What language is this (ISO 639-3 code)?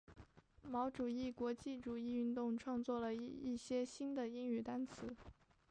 zho